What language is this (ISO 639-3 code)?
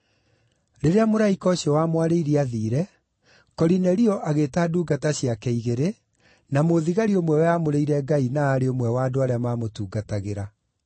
kik